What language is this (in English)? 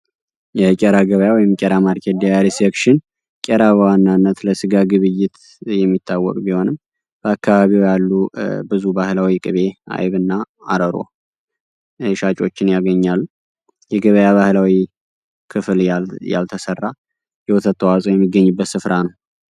Amharic